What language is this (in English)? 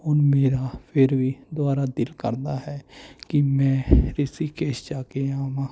Punjabi